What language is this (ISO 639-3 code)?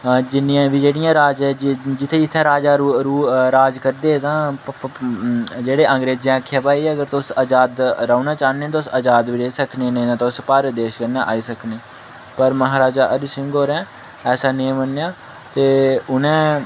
doi